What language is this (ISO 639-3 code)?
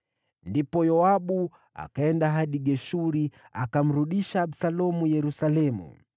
swa